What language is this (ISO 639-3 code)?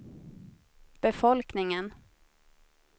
swe